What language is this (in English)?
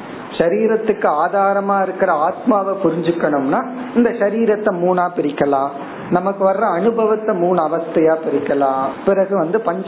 Tamil